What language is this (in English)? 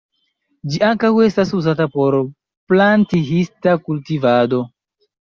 Esperanto